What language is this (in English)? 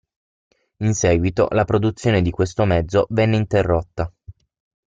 Italian